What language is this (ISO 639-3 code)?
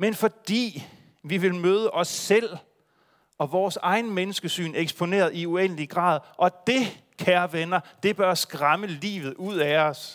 dan